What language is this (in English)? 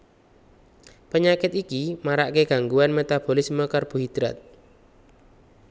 Javanese